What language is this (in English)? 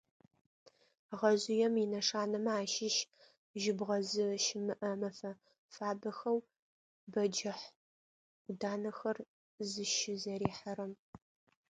Adyghe